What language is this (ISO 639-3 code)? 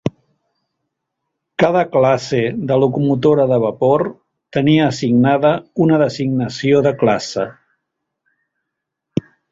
cat